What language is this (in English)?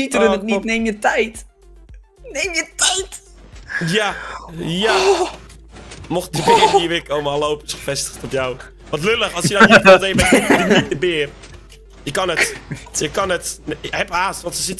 Dutch